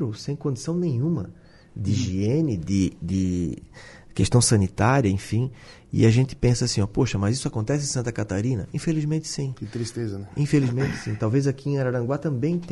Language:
Portuguese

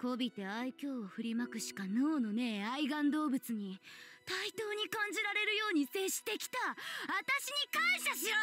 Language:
Japanese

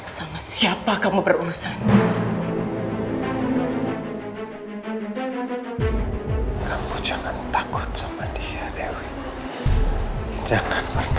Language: Indonesian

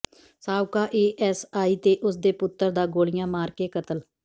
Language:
Punjabi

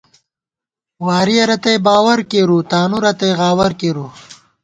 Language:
Gawar-Bati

